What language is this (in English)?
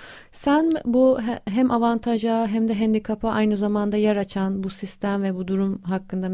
Turkish